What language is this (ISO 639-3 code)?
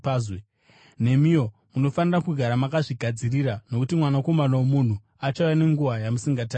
sna